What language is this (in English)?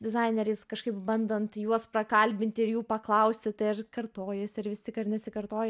Lithuanian